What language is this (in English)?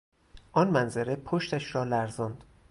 Persian